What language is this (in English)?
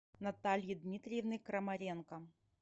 Russian